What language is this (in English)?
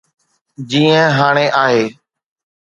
Sindhi